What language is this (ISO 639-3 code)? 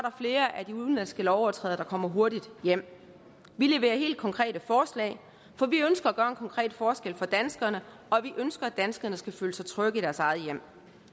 dan